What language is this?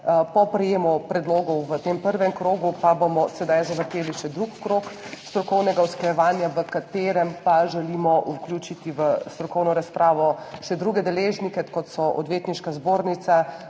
Slovenian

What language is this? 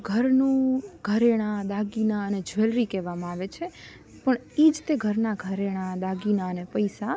Gujarati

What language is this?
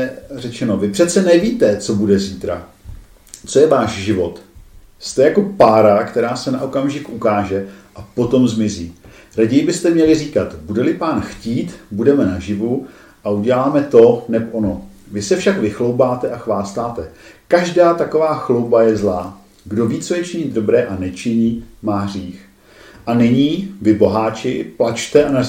Czech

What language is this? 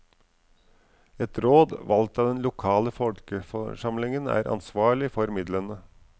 Norwegian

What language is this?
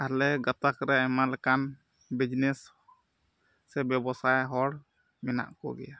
Santali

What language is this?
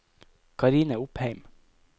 Norwegian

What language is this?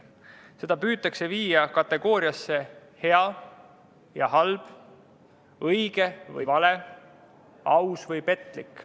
Estonian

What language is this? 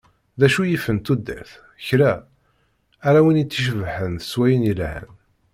Kabyle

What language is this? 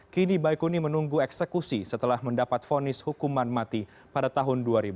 Indonesian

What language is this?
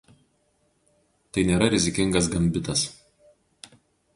Lithuanian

